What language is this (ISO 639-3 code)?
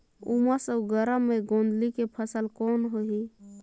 hne